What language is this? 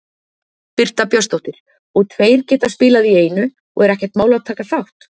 Icelandic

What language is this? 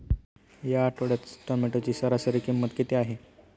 Marathi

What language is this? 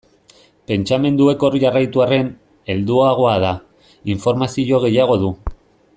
Basque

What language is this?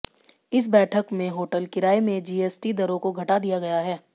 Hindi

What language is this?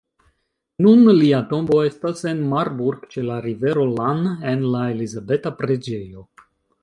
Esperanto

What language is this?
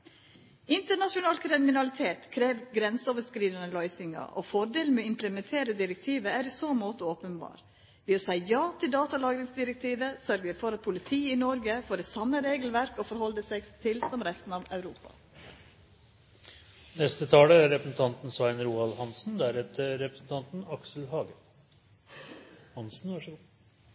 Norwegian Nynorsk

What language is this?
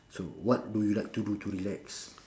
English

